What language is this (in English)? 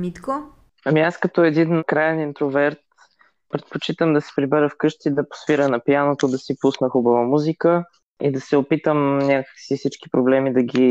Bulgarian